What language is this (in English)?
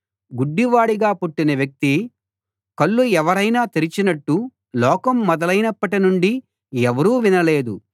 Telugu